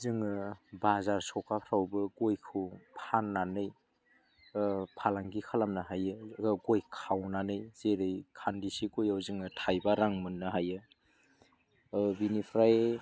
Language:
Bodo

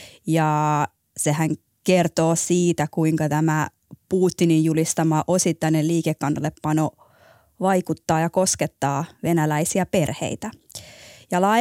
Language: Finnish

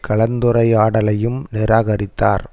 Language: Tamil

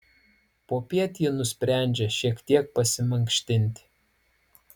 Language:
Lithuanian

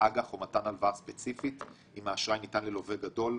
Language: Hebrew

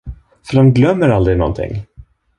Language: Swedish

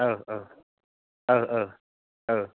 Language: Bodo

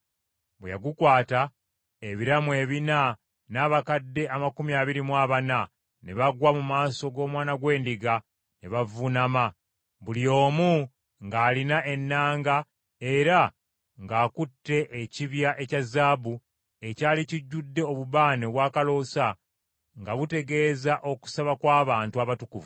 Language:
Ganda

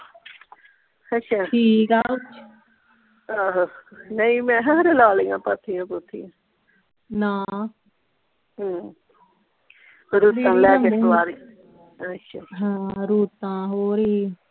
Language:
Punjabi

